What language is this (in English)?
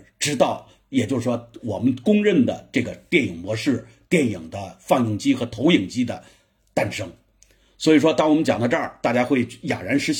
Chinese